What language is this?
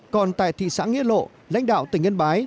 Vietnamese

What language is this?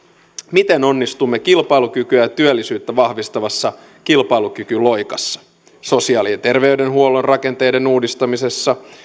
Finnish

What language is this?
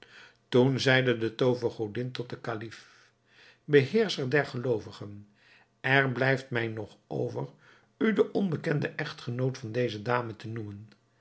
Dutch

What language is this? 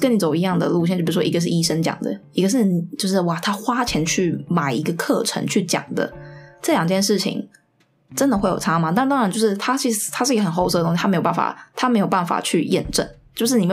Chinese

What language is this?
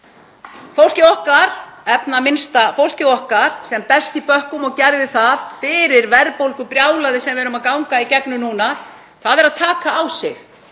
Icelandic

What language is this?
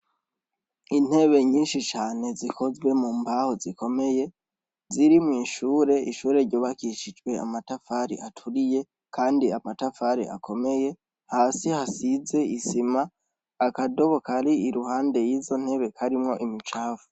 Rundi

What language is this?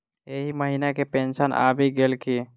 Maithili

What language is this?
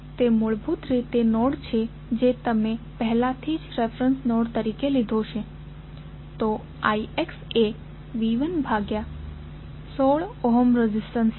Gujarati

